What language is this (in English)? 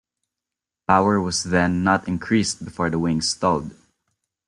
English